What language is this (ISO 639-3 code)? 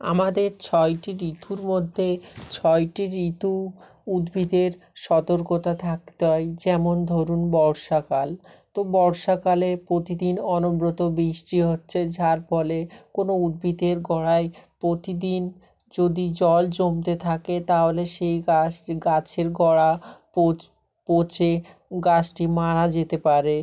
ben